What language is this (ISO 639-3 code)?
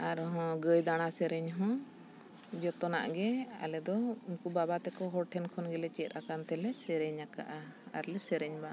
sat